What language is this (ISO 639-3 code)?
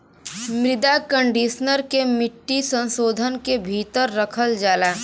bho